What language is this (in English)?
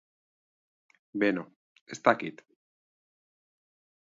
Basque